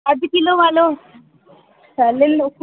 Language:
Sindhi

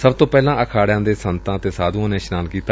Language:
Punjabi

